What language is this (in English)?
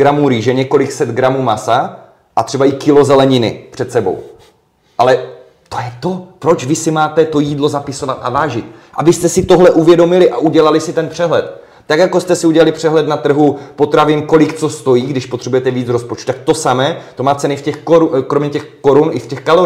Czech